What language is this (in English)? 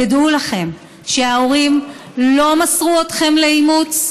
Hebrew